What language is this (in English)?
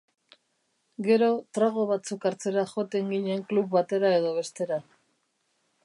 Basque